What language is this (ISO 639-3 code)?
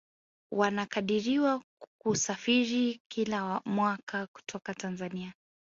swa